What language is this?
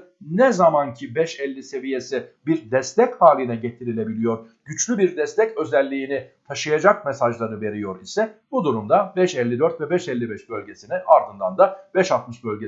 Turkish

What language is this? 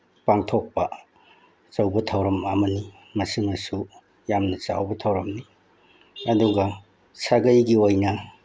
Manipuri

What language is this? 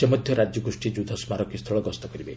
Odia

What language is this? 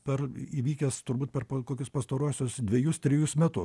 Lithuanian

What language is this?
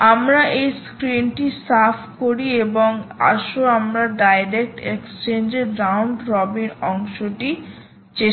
Bangla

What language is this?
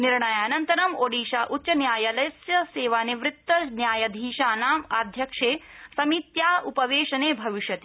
Sanskrit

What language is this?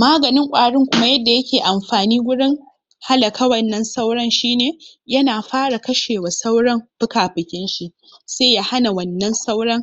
Hausa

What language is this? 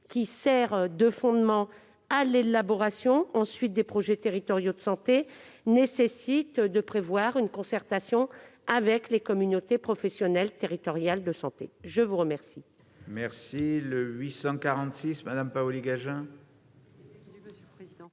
French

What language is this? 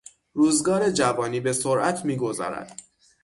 Persian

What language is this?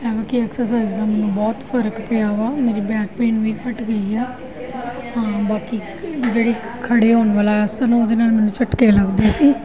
Punjabi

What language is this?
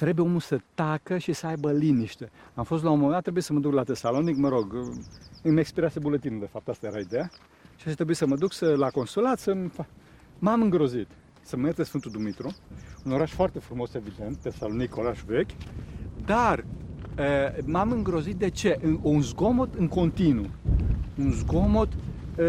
Romanian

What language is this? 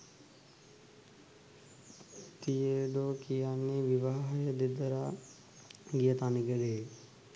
Sinhala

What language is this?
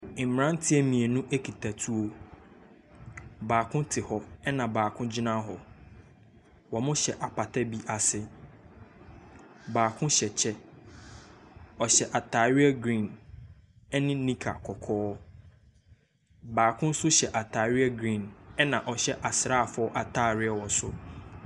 Akan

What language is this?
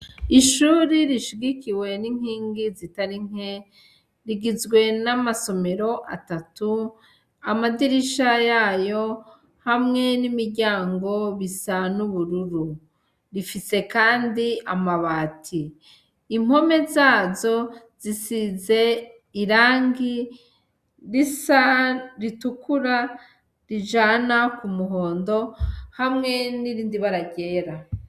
Rundi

